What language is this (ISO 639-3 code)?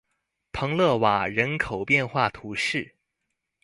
zho